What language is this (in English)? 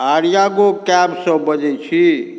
Maithili